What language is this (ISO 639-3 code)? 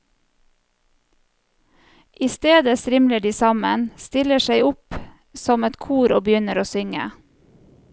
nor